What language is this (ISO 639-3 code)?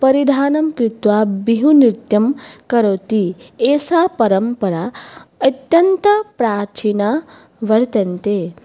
san